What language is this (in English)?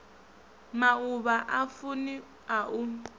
Venda